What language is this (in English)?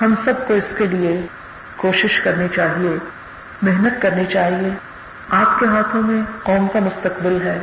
Urdu